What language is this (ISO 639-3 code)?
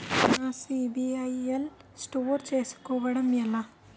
tel